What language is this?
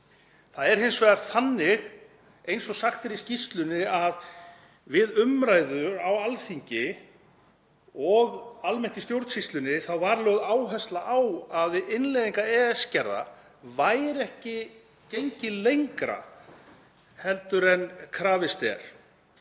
Icelandic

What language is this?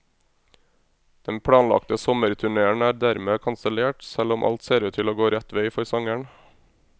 Norwegian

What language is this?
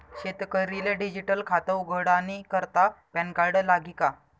Marathi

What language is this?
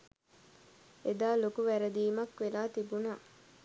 Sinhala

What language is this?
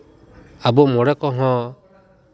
Santali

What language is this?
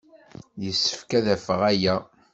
Kabyle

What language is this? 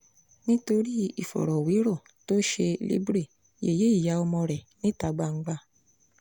Yoruba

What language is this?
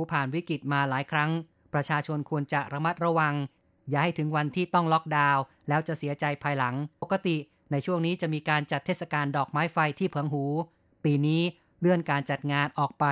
Thai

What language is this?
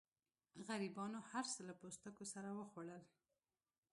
Pashto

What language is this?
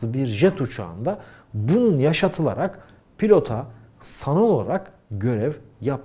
Turkish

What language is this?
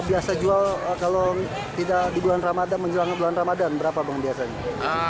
Indonesian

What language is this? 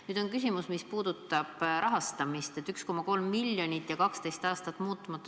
Estonian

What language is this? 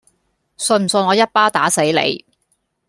Cantonese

